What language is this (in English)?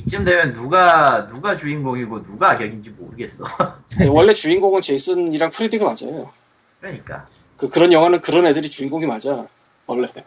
Korean